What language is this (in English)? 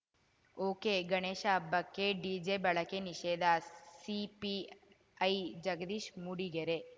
Kannada